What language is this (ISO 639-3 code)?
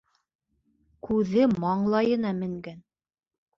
bak